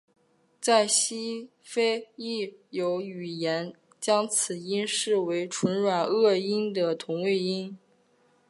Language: Chinese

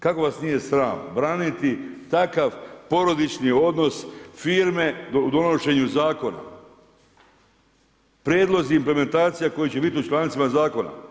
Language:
Croatian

